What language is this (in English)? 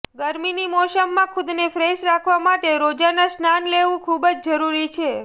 Gujarati